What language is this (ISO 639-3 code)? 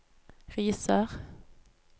nor